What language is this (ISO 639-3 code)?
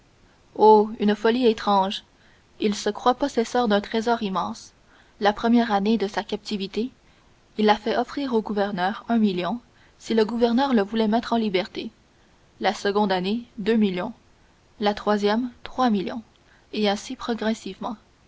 fra